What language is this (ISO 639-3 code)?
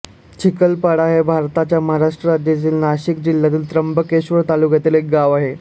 mar